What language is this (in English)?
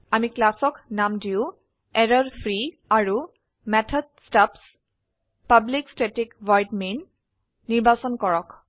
Assamese